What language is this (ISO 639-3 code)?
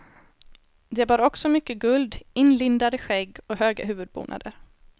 swe